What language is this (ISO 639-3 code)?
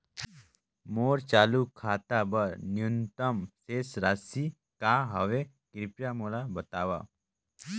hne